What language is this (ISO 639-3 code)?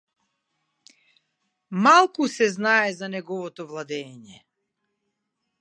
mkd